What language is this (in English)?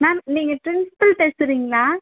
Tamil